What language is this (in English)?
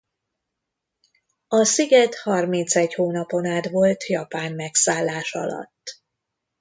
Hungarian